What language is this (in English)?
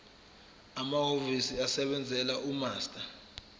Zulu